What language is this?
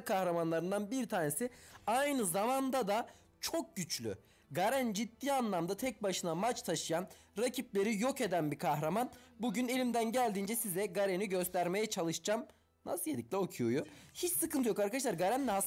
Turkish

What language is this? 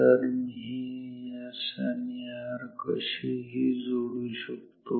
Marathi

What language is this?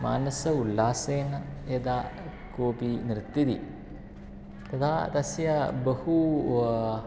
Sanskrit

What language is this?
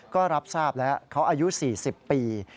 Thai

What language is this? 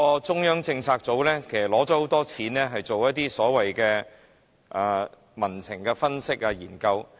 Cantonese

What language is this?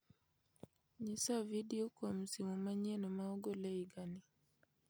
Luo (Kenya and Tanzania)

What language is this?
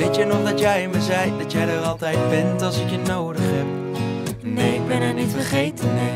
Dutch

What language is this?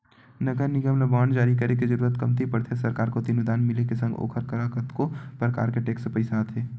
Chhattisgarhi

